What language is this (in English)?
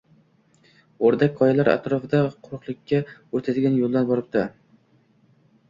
Uzbek